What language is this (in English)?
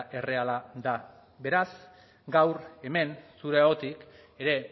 Basque